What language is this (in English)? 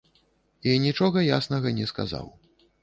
Belarusian